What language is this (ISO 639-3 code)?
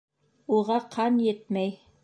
bak